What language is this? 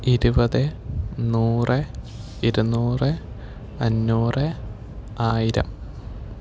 Malayalam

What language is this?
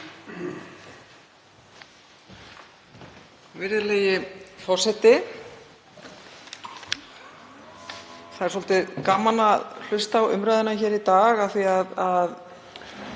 Icelandic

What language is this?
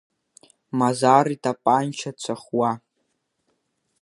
Abkhazian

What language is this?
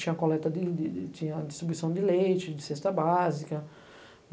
Portuguese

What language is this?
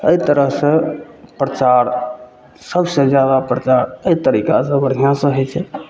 Maithili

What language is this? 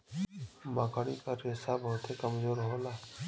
Bhojpuri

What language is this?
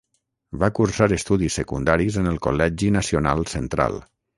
Catalan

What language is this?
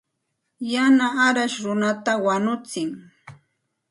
Santa Ana de Tusi Pasco Quechua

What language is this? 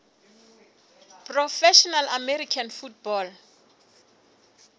Southern Sotho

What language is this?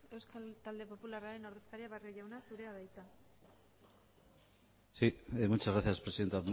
Basque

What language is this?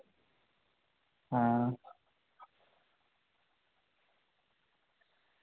Dogri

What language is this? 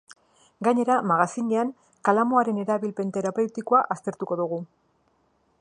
Basque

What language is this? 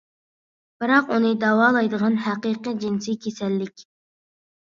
Uyghur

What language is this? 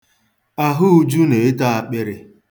Igbo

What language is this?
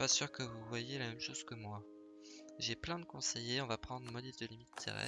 French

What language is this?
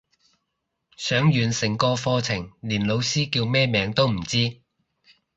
Cantonese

